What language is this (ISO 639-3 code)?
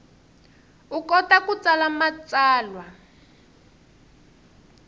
tso